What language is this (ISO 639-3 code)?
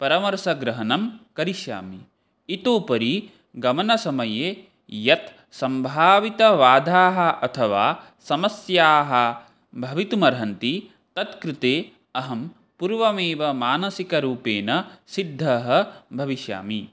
san